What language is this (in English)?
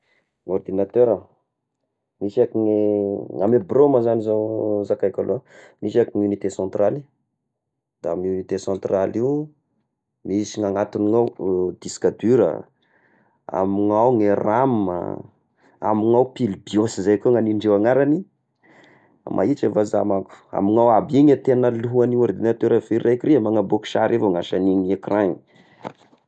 Tesaka Malagasy